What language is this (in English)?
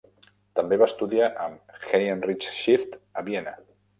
Catalan